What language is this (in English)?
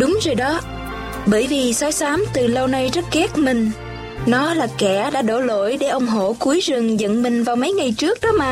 Vietnamese